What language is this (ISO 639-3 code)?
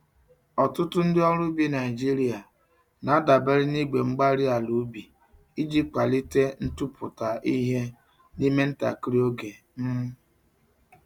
ibo